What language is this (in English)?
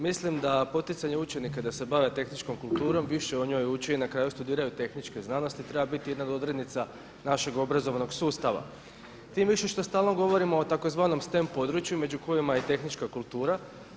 Croatian